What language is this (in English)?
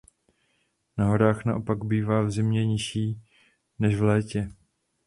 Czech